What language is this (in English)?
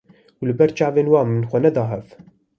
Kurdish